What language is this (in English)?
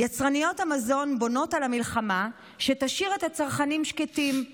Hebrew